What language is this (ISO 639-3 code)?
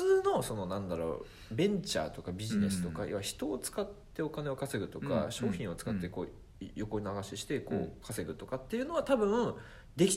jpn